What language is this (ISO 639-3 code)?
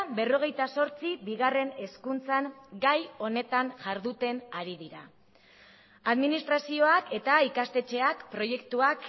eus